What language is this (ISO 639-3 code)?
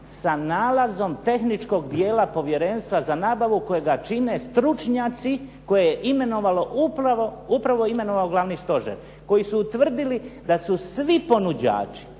hrv